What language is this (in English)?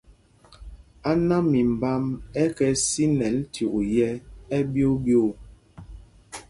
Mpumpong